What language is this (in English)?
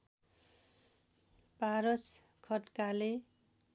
Nepali